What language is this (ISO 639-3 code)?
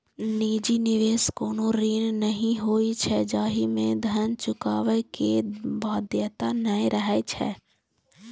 mai